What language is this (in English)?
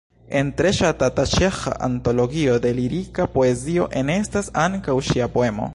Esperanto